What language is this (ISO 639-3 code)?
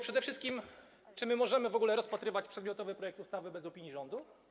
pol